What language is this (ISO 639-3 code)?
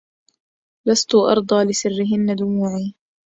ara